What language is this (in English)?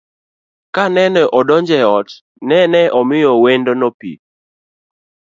Luo (Kenya and Tanzania)